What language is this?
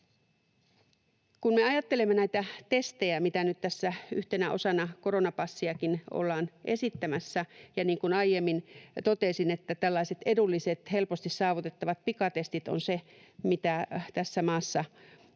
Finnish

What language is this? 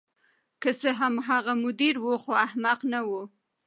Pashto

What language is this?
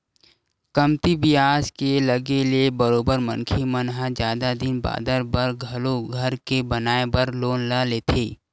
Chhattisgarhi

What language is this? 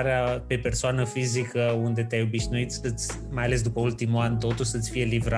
Romanian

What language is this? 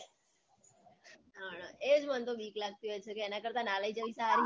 Gujarati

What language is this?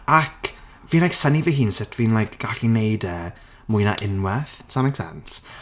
Welsh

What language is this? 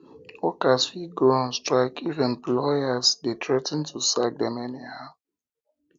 Nigerian Pidgin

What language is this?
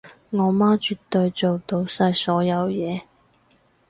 Cantonese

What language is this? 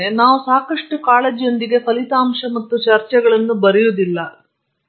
Kannada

